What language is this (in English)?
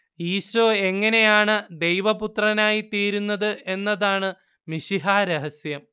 Malayalam